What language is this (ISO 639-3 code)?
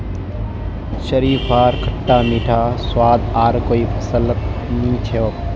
mag